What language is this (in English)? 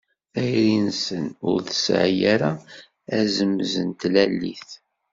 Kabyle